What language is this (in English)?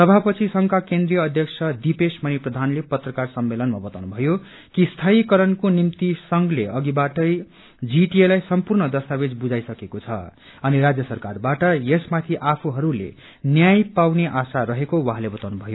Nepali